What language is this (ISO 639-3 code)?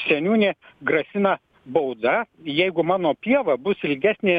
lit